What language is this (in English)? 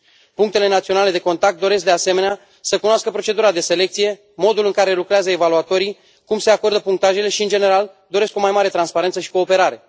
Romanian